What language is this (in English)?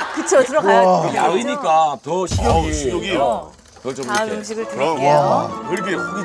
Korean